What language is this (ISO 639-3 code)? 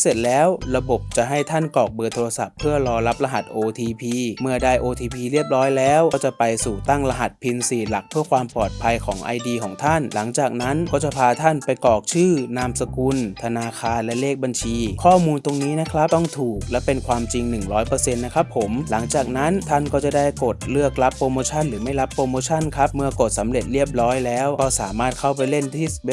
tha